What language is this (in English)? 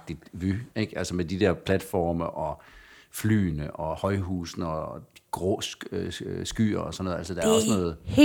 Danish